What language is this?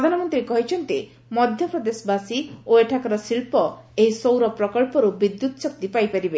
Odia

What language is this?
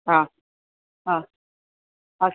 Sanskrit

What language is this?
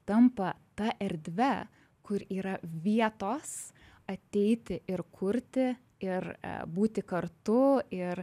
Lithuanian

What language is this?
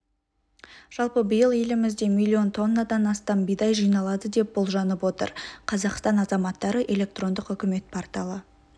Kazakh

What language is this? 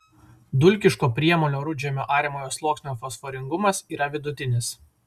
Lithuanian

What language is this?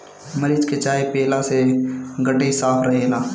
Bhojpuri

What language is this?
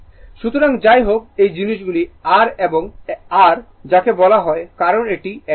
Bangla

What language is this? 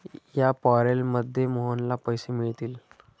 Marathi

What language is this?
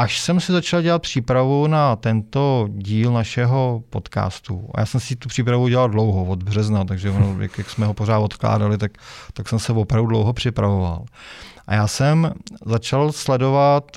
Czech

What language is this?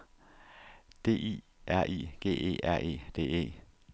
Danish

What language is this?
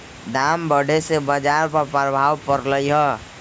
Magahi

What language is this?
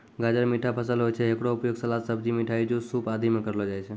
Maithili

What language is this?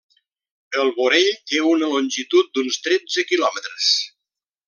Catalan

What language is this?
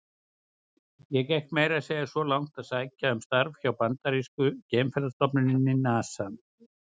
Icelandic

